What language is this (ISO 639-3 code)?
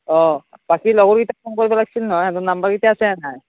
asm